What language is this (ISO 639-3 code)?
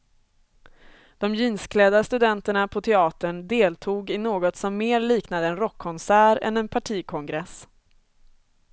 swe